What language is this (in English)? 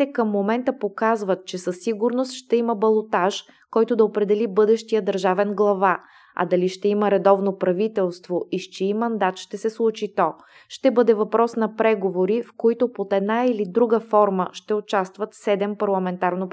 Bulgarian